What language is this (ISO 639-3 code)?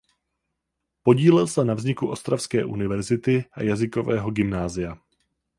ces